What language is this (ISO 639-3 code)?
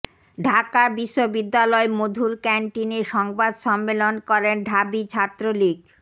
ben